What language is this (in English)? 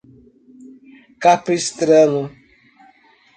Portuguese